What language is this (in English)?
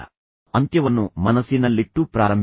Kannada